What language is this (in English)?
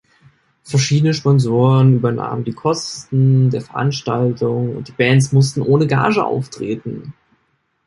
German